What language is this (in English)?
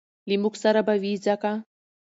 Pashto